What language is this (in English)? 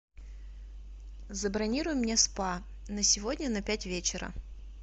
Russian